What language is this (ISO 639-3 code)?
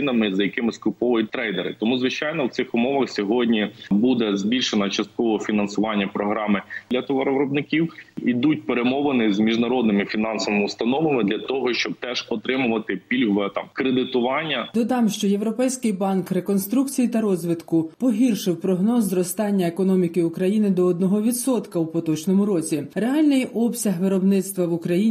ukr